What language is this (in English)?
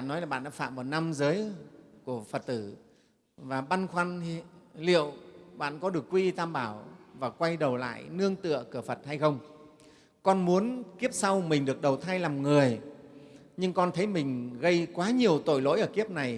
Vietnamese